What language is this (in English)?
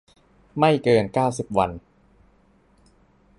Thai